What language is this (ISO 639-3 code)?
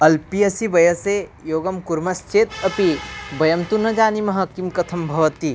san